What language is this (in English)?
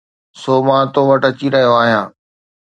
Sindhi